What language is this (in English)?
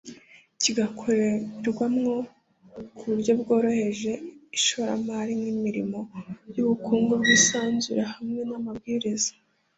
Kinyarwanda